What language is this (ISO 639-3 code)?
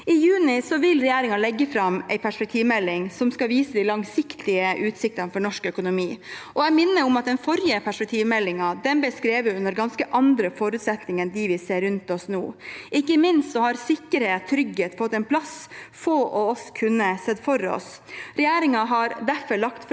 nor